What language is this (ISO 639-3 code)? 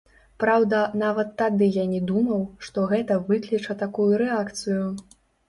bel